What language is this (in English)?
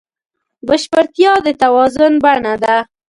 Pashto